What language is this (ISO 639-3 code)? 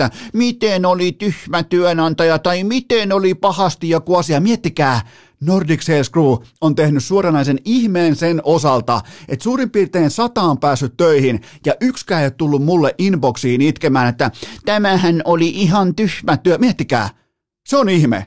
fin